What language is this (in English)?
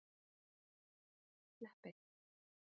Icelandic